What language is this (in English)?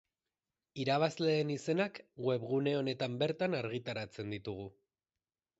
Basque